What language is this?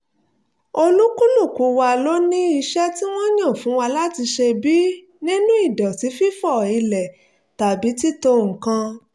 Yoruba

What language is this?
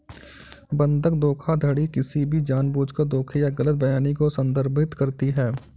Hindi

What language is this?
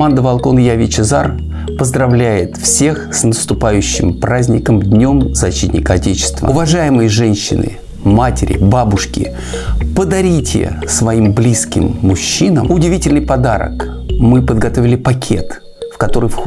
Russian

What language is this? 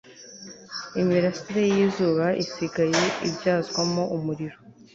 Kinyarwanda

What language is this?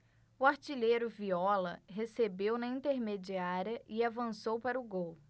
Portuguese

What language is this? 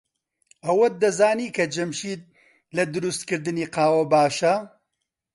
Central Kurdish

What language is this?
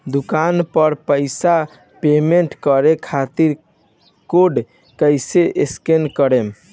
Bhojpuri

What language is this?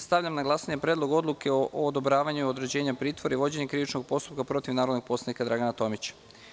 Serbian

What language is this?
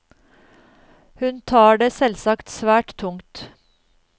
Norwegian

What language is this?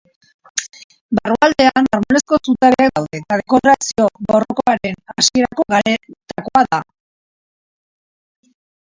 Basque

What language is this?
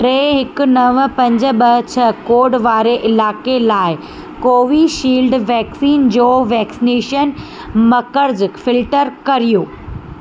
Sindhi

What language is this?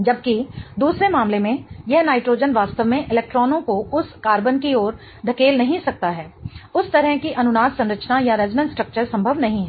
Hindi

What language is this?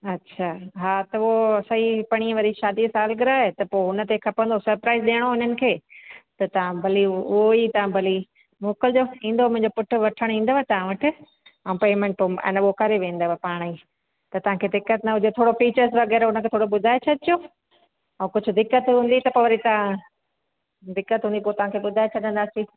Sindhi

